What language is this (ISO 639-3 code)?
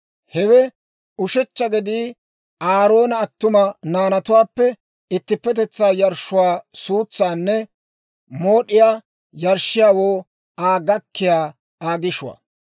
dwr